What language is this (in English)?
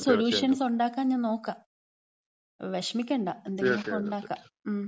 Malayalam